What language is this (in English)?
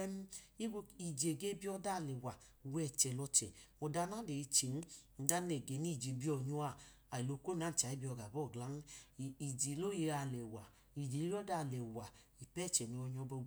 Idoma